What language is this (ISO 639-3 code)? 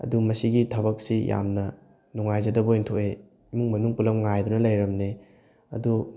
mni